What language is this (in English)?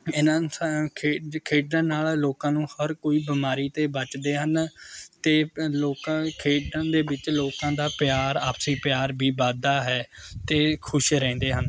Punjabi